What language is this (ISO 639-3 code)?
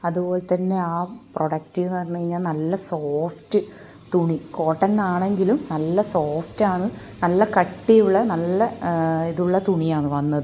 mal